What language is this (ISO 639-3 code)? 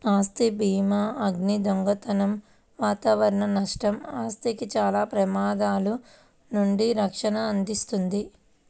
tel